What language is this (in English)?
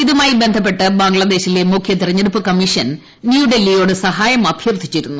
Malayalam